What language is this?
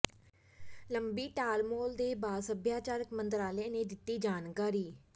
Punjabi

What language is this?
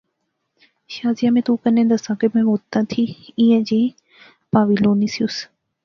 Pahari-Potwari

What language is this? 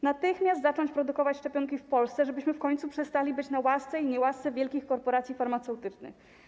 Polish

